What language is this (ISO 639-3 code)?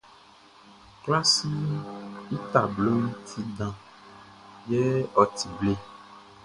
bci